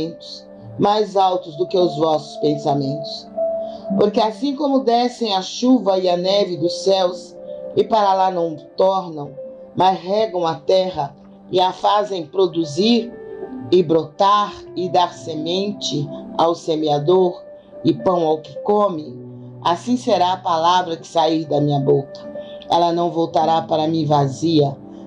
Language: Portuguese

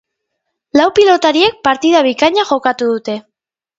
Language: Basque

